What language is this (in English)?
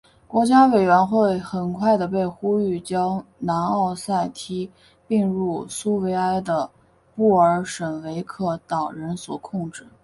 Chinese